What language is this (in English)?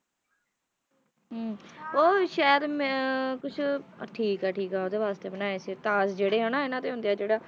Punjabi